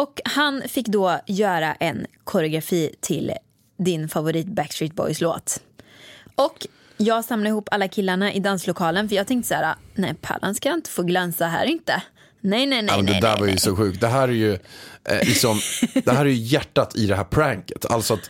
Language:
Swedish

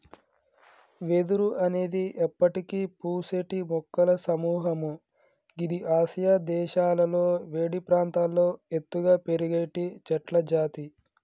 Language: Telugu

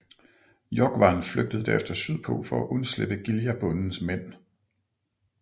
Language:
Danish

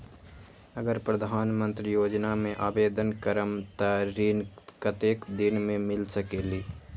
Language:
Magahi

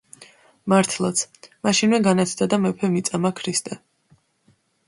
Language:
Georgian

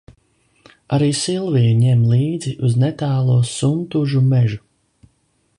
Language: Latvian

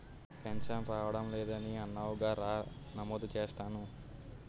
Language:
Telugu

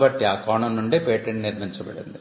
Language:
Telugu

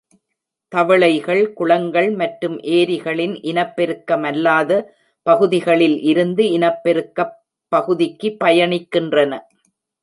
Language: Tamil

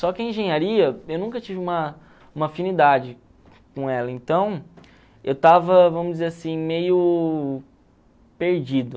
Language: Portuguese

